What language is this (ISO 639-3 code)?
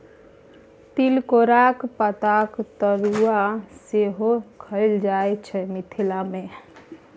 mai